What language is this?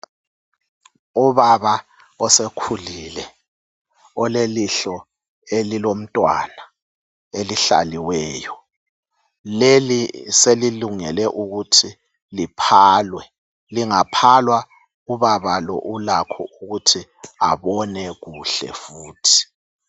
North Ndebele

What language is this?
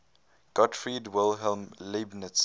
English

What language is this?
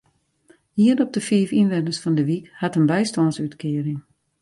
Western Frisian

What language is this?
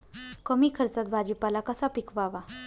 Marathi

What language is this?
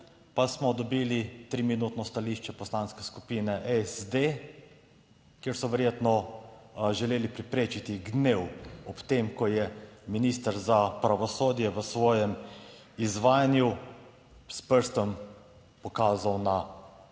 Slovenian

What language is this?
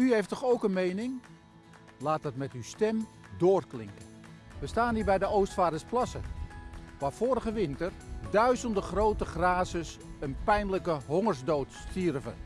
Dutch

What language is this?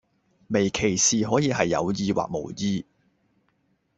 Cantonese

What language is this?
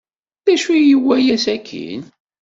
Kabyle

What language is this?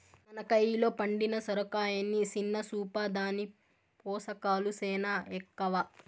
Telugu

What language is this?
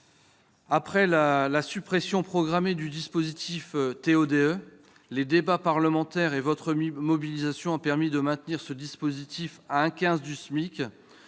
French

